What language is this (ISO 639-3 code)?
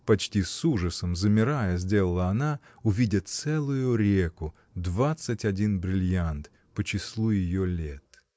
rus